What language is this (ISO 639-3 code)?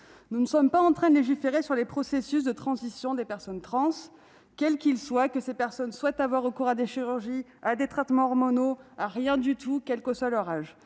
fra